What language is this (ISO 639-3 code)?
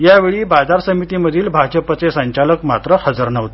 mar